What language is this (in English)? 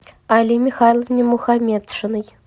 Russian